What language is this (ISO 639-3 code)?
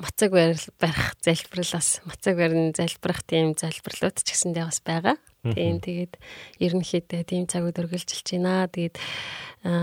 kor